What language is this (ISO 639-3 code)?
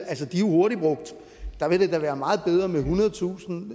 dan